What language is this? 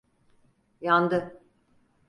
Turkish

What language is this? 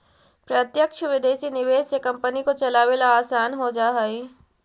Magahi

